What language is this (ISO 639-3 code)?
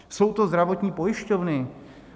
ces